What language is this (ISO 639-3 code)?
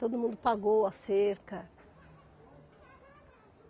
por